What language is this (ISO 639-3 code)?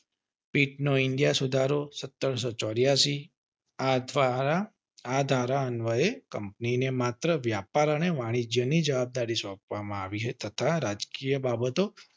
guj